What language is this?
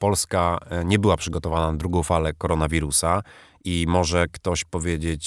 Polish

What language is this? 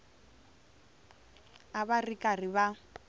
Tsonga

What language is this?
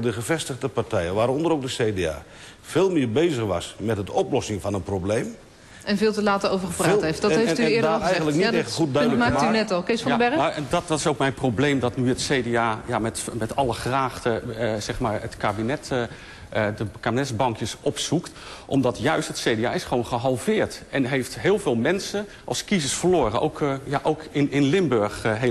Dutch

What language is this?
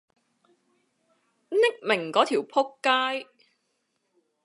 Cantonese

